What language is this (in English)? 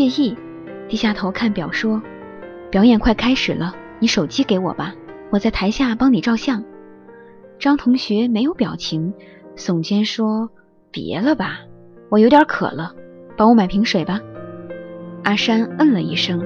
Chinese